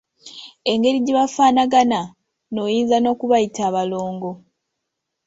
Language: Ganda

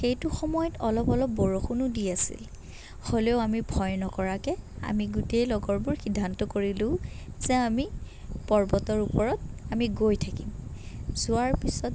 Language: Assamese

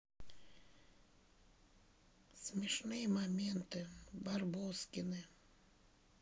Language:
Russian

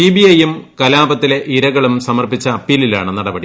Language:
Malayalam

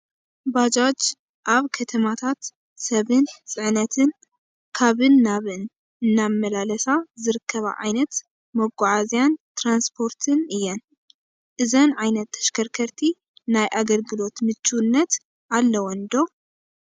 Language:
Tigrinya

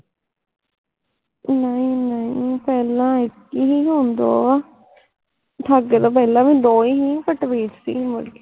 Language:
Punjabi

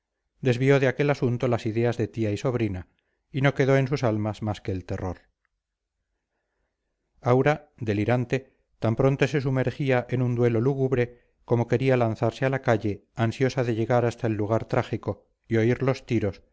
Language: Spanish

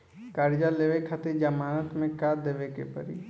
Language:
Bhojpuri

